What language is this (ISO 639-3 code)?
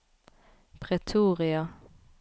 nor